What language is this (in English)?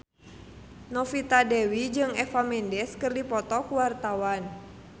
Sundanese